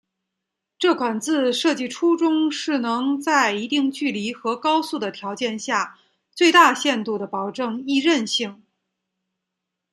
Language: Chinese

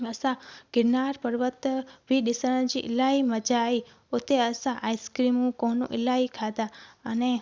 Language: Sindhi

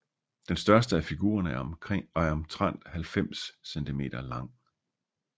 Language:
Danish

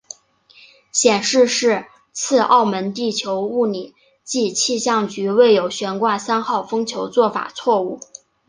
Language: Chinese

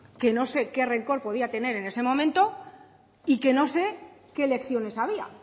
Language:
Spanish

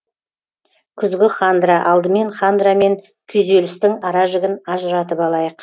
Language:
Kazakh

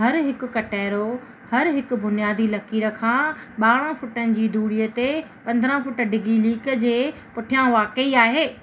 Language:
Sindhi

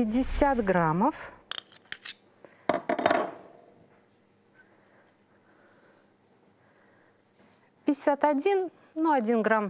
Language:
Russian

